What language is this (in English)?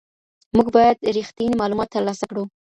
Pashto